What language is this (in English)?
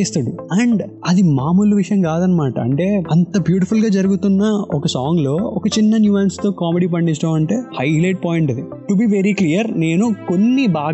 Telugu